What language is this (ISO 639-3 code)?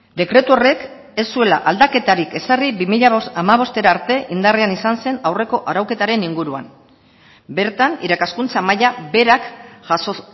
eus